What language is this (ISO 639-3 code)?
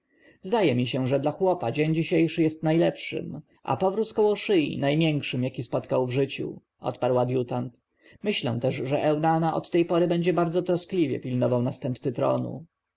pol